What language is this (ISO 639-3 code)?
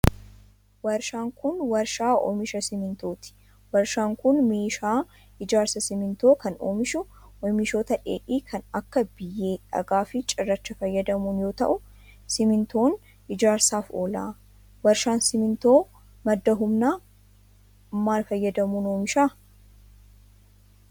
orm